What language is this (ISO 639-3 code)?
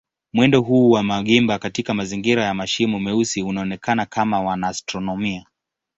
swa